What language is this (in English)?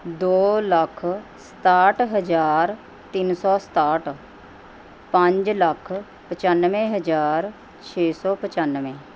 Punjabi